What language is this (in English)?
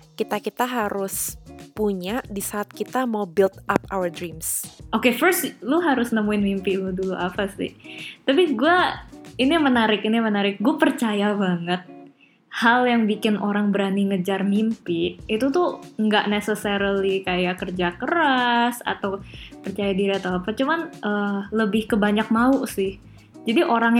Indonesian